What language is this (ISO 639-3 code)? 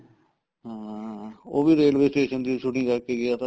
pan